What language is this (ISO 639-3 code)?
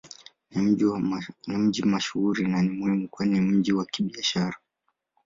swa